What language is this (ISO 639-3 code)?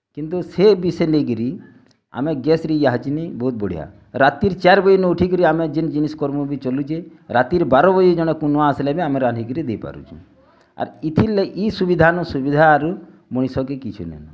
ori